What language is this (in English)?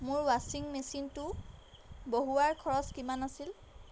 Assamese